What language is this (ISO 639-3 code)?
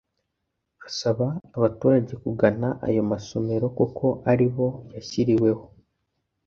kin